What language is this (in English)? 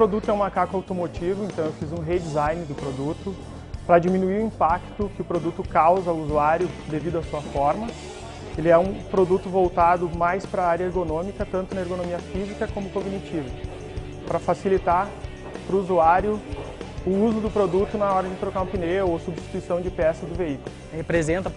Portuguese